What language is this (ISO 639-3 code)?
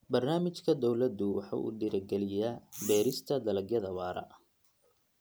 som